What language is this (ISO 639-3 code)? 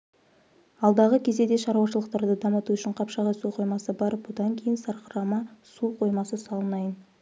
kaz